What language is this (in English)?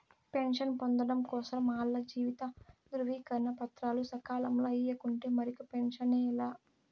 Telugu